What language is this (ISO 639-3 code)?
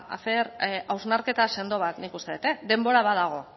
eus